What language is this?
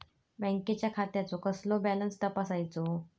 Marathi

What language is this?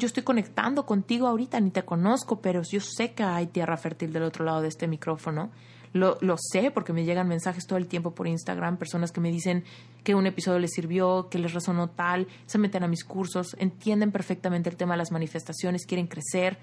Spanish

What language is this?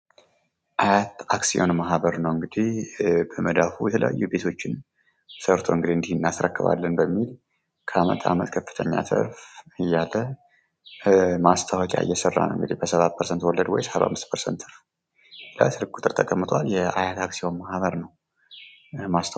Amharic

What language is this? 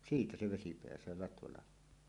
Finnish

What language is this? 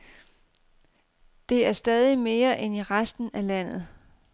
Danish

